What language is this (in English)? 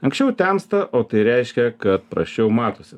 Lithuanian